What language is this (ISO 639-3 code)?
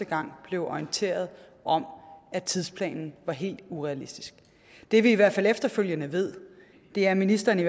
dan